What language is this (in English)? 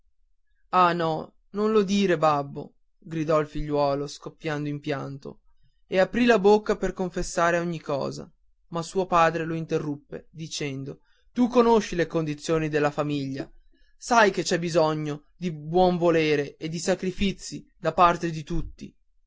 Italian